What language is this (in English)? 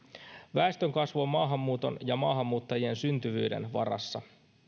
Finnish